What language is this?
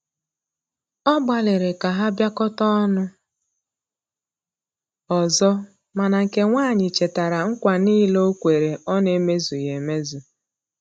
Igbo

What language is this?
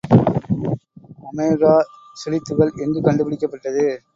Tamil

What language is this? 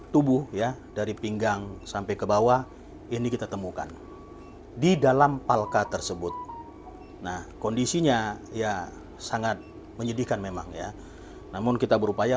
Indonesian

